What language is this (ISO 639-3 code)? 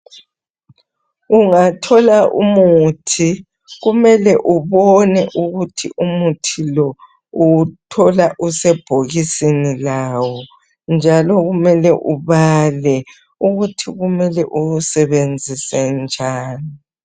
nde